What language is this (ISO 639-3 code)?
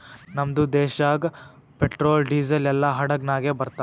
kan